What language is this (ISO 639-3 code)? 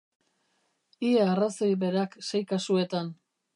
eus